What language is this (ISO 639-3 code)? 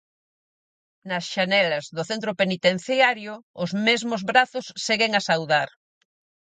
glg